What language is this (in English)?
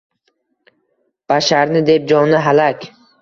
Uzbek